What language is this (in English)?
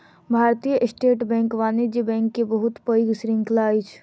Maithili